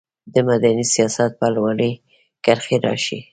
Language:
Pashto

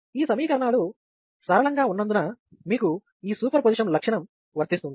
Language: Telugu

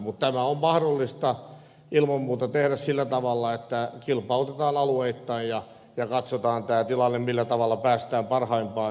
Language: Finnish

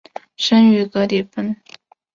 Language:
Chinese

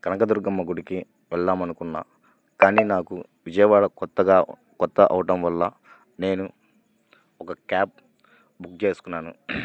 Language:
Telugu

